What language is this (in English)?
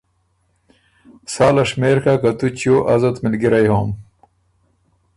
Ormuri